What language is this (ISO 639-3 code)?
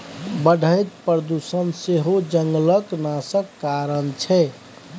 mai